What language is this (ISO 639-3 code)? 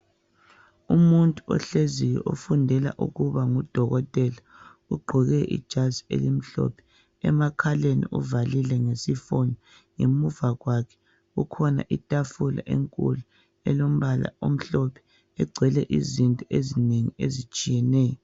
nde